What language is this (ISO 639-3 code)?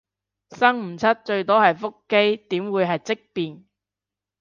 yue